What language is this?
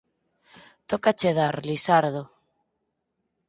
Galician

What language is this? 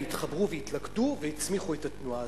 Hebrew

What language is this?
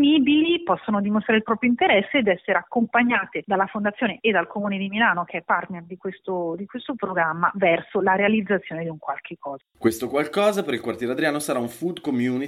Italian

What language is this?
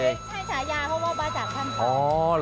Thai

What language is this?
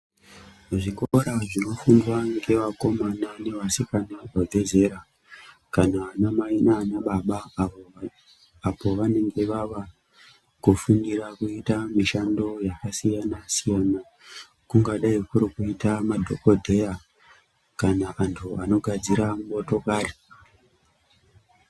Ndau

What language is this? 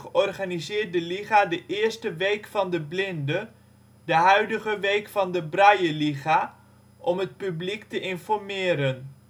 Dutch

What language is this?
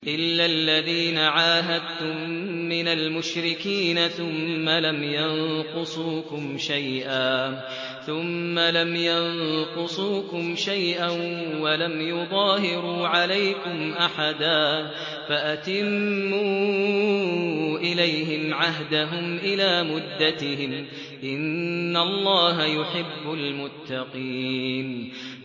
Arabic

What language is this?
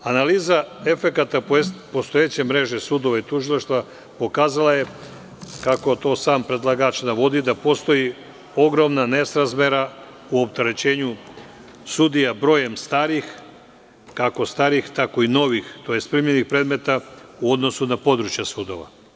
Serbian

